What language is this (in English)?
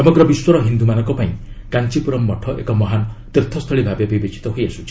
Odia